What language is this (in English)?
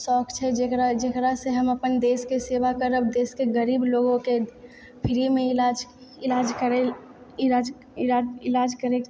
Maithili